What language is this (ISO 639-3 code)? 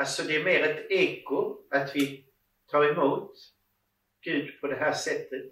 swe